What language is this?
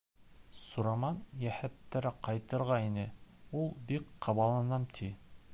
Bashkir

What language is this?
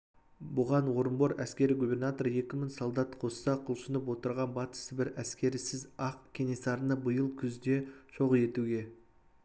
Kazakh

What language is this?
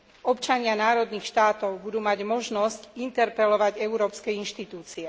Slovak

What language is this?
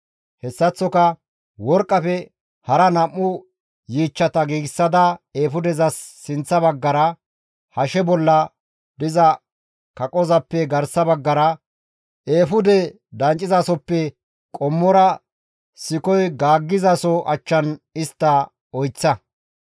Gamo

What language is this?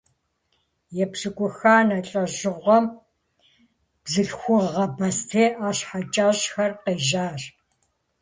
Kabardian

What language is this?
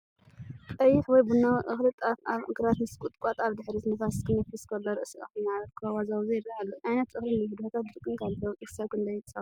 Tigrinya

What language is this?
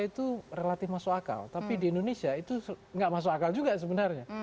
Indonesian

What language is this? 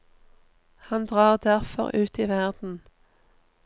Norwegian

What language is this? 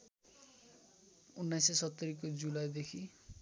Nepali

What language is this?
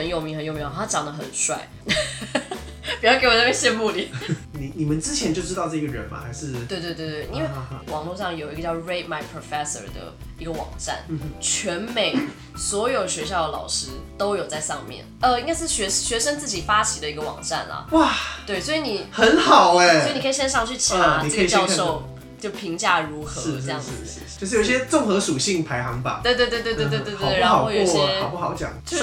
Chinese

